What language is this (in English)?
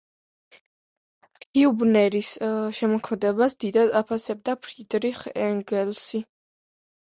Georgian